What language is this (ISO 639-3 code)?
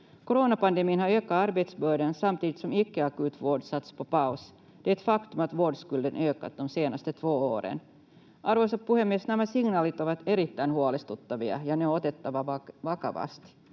fin